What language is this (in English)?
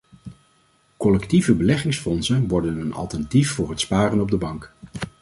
Dutch